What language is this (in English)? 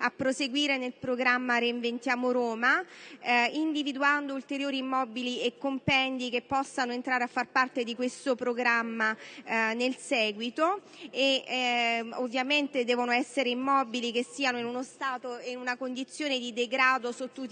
Italian